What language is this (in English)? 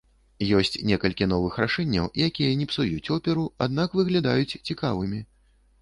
Belarusian